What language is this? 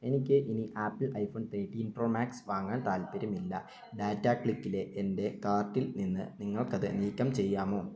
Malayalam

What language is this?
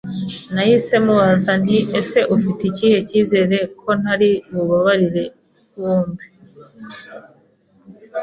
Kinyarwanda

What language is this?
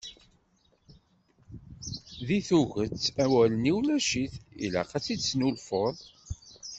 Kabyle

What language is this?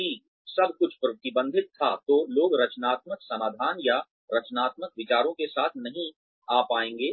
Hindi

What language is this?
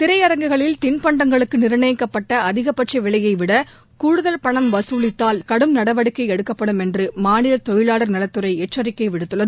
Tamil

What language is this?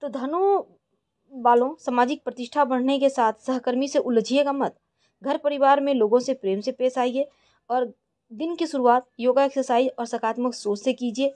Hindi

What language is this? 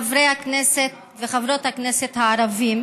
Hebrew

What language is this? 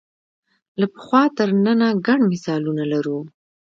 Pashto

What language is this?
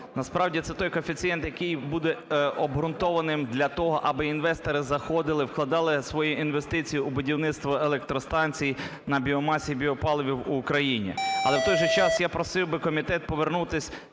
Ukrainian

